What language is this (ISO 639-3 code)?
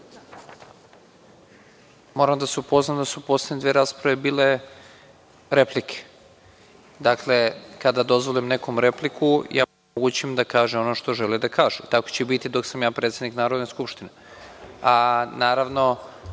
srp